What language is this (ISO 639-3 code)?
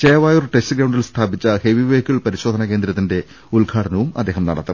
mal